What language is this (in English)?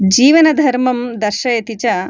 Sanskrit